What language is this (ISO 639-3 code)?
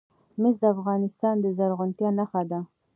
pus